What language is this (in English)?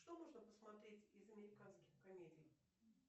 Russian